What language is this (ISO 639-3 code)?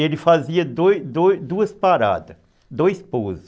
por